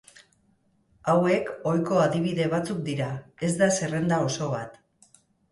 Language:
Basque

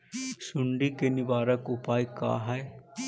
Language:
Magahi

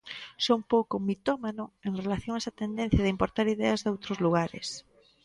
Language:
Galician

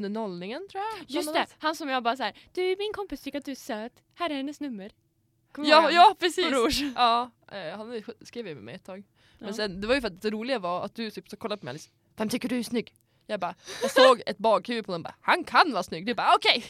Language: Swedish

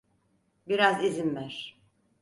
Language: Turkish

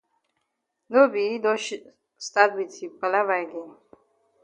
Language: Cameroon Pidgin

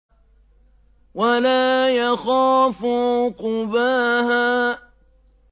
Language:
Arabic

